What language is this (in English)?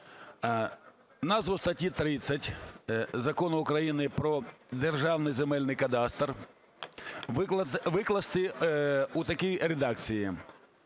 Ukrainian